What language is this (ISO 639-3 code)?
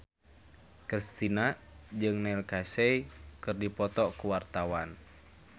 sun